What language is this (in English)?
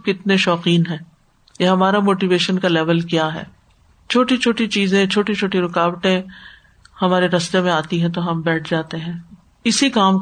Urdu